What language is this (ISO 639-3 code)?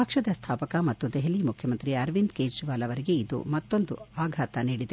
kan